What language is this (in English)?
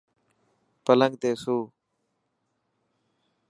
Dhatki